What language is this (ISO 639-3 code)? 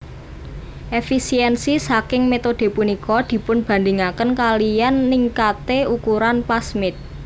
jav